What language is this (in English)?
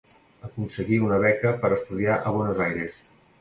Catalan